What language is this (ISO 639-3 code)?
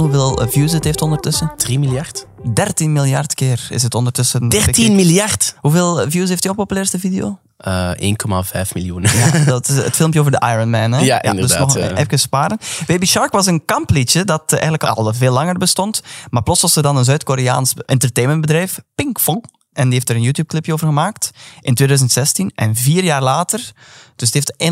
nld